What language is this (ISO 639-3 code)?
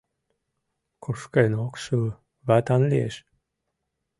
chm